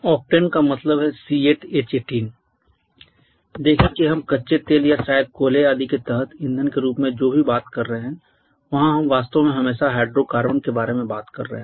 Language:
Hindi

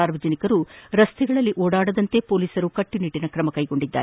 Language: Kannada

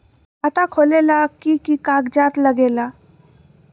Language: Magahi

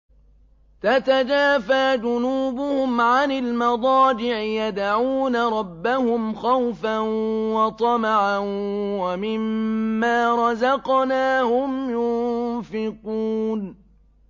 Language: Arabic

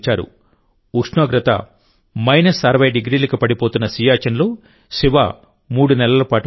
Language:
Telugu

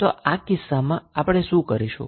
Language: Gujarati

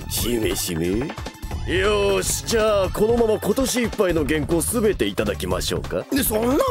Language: Japanese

